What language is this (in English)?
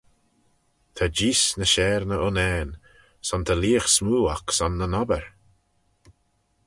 Manx